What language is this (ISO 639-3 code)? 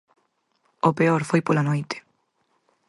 glg